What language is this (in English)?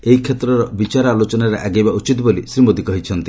Odia